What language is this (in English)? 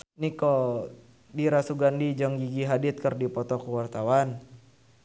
Sundanese